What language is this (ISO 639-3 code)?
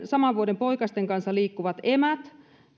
fin